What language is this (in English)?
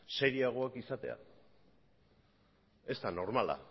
Basque